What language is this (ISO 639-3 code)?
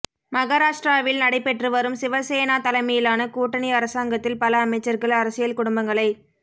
tam